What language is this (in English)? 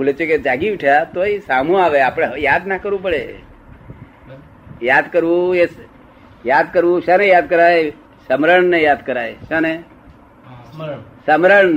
Gujarati